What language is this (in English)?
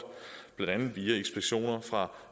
Danish